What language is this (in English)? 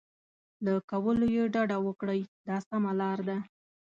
Pashto